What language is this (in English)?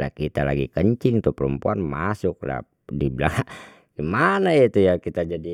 Betawi